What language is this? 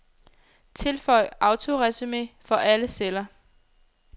Danish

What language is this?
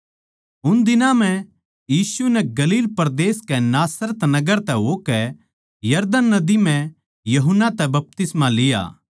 Haryanvi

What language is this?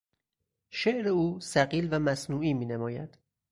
Persian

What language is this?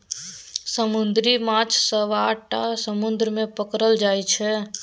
Maithili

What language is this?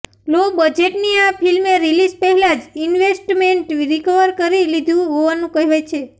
Gujarati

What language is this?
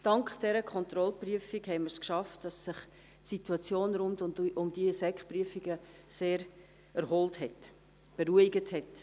Swiss German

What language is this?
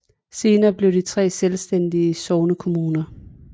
Danish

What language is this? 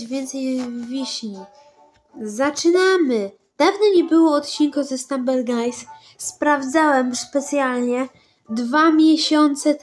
Polish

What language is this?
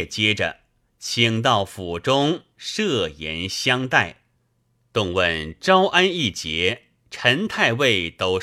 Chinese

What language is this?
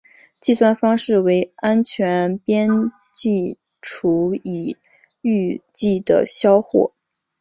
Chinese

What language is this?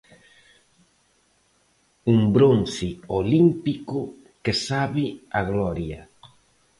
Galician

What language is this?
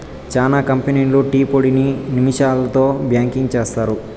Telugu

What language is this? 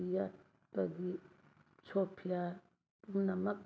Manipuri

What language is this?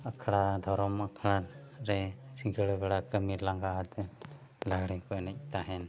Santali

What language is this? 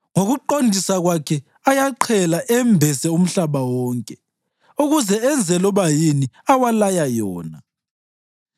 North Ndebele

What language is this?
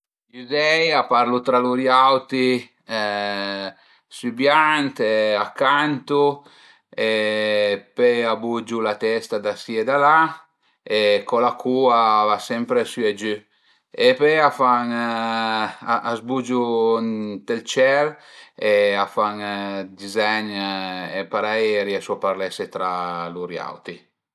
Piedmontese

